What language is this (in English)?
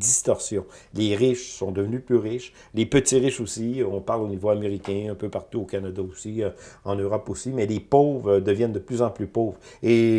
French